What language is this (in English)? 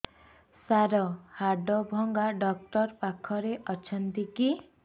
Odia